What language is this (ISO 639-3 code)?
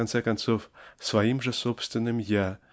rus